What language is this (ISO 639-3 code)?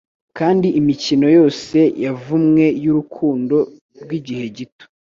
kin